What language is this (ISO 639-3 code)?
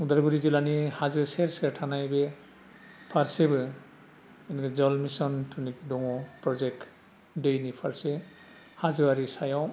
brx